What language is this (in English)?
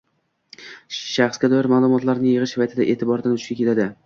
Uzbek